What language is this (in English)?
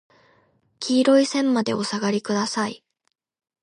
Japanese